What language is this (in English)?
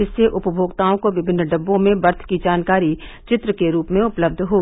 Hindi